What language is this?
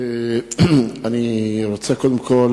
Hebrew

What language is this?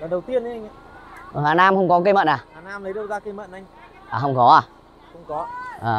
Vietnamese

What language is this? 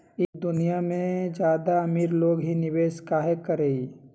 Magahi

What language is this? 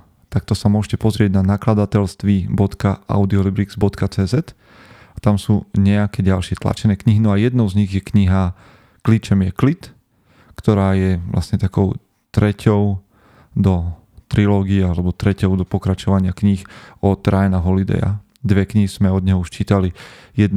Slovak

